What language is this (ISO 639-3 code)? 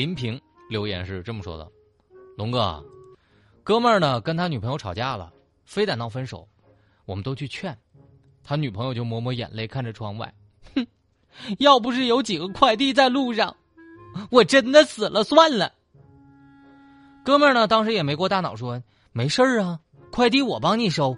zho